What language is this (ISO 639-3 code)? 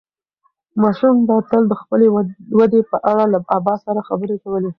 pus